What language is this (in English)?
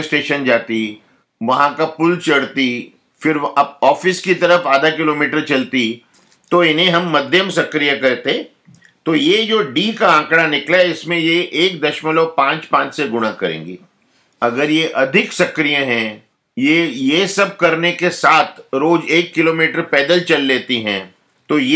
Hindi